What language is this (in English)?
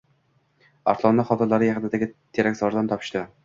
Uzbek